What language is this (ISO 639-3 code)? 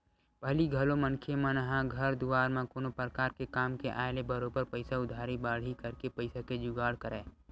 hne